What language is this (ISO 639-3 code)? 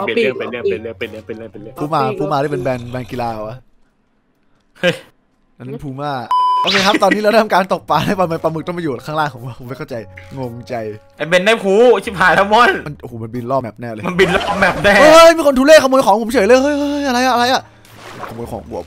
tha